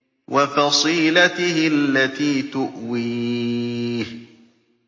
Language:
Arabic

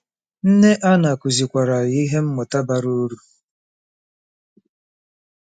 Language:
Igbo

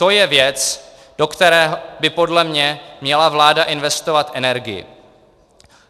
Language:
Czech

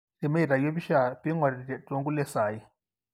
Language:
Masai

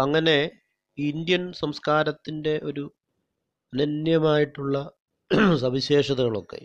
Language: Malayalam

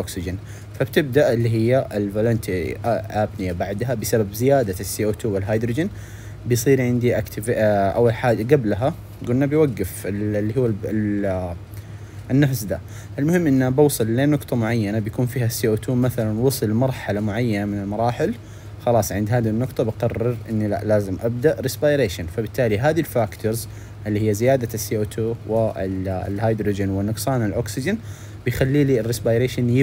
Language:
Arabic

